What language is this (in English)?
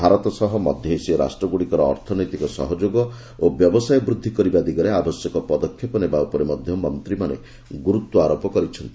Odia